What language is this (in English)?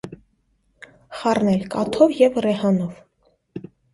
Armenian